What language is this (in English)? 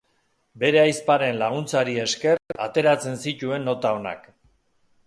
Basque